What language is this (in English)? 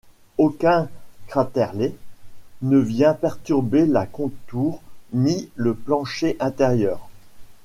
French